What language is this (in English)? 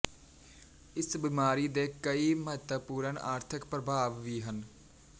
Punjabi